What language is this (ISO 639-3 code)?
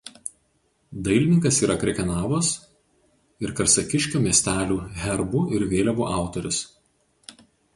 lit